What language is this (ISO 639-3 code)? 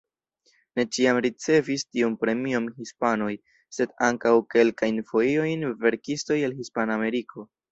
epo